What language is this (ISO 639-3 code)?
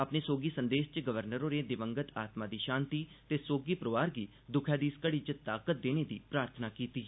doi